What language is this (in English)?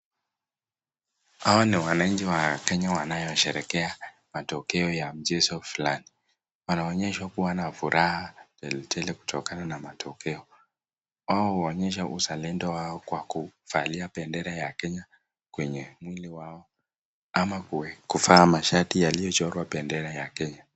Swahili